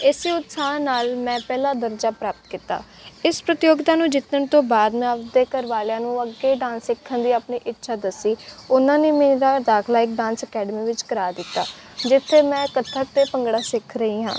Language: Punjabi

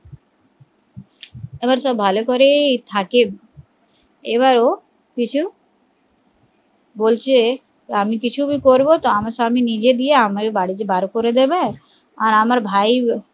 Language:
Bangla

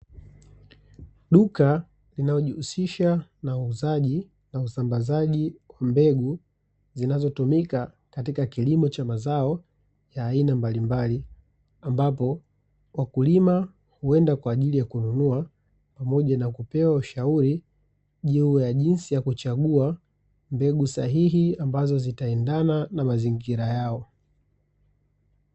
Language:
Swahili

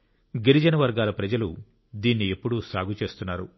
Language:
Telugu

